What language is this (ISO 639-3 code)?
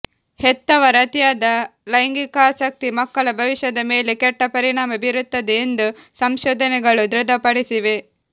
kan